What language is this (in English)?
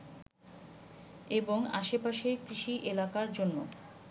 Bangla